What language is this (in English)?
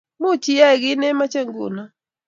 Kalenjin